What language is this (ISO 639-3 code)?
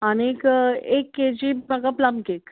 kok